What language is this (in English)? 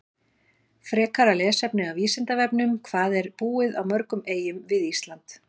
Icelandic